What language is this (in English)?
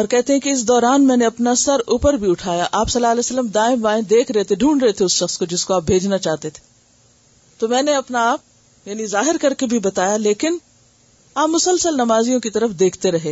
Urdu